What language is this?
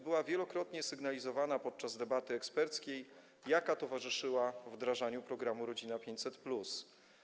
Polish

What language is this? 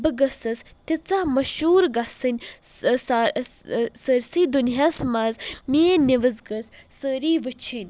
Kashmiri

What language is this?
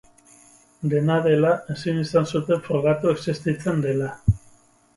Basque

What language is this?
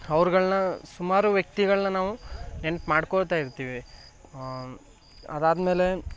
Kannada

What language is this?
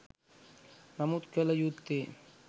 Sinhala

